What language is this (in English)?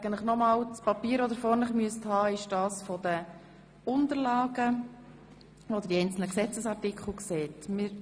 Swiss German